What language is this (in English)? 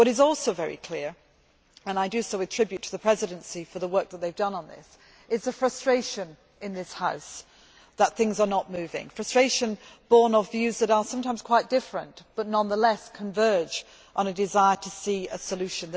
English